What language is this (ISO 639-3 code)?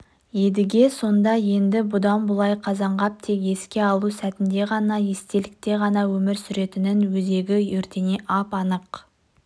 kaz